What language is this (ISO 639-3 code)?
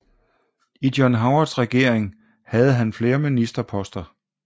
dan